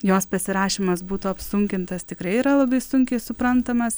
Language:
Lithuanian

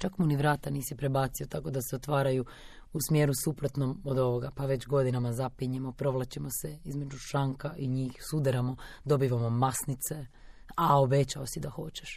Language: Croatian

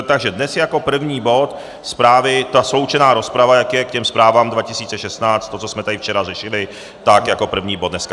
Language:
Czech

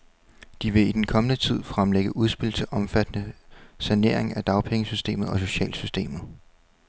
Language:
Danish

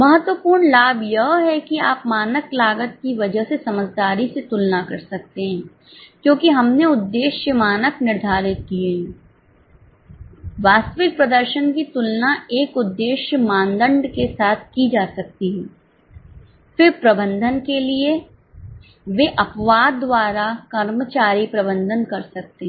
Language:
Hindi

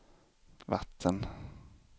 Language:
Swedish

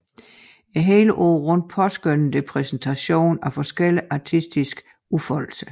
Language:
Danish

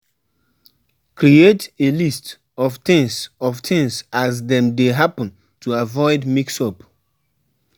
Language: Nigerian Pidgin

